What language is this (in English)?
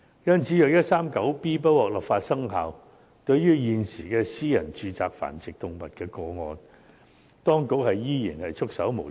Cantonese